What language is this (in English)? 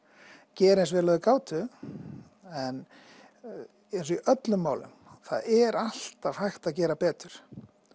Icelandic